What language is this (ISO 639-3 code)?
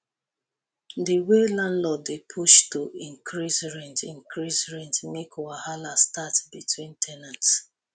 pcm